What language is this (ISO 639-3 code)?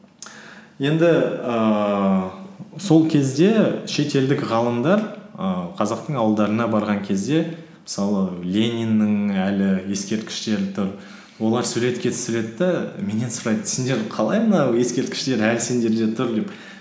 kaz